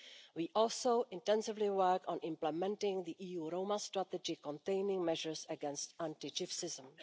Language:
English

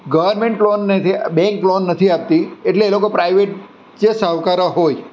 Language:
Gujarati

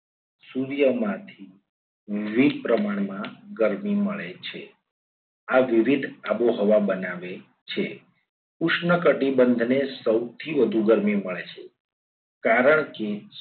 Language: Gujarati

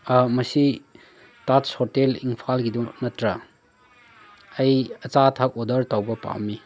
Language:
Manipuri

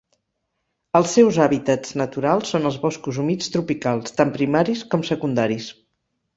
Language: Catalan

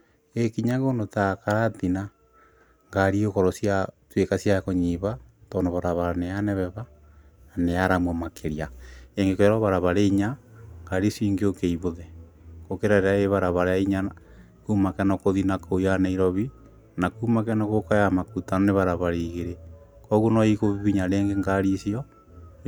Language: Kikuyu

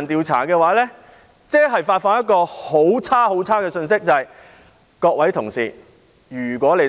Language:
Cantonese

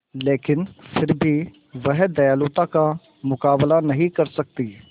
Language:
Hindi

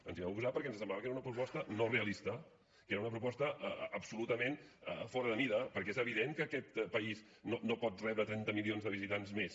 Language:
Catalan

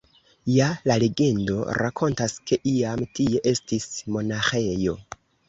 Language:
Esperanto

